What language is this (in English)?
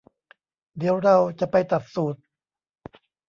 Thai